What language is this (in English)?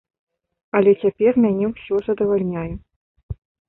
Belarusian